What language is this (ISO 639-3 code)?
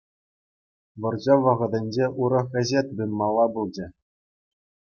chv